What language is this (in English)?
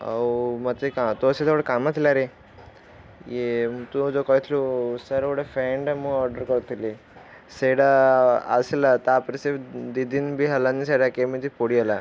Odia